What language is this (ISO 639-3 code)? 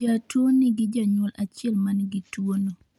luo